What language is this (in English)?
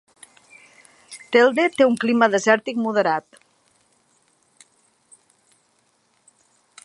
Catalan